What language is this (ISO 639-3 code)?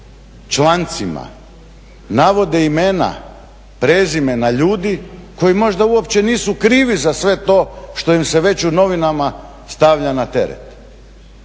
hrv